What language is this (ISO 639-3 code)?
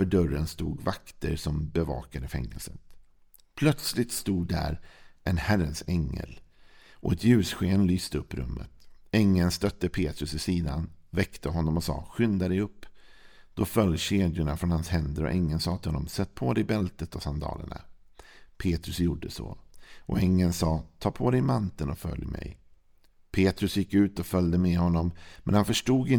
swe